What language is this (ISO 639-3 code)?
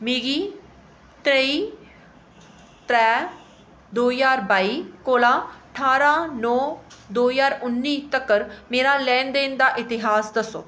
doi